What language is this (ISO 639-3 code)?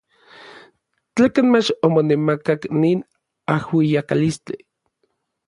nlv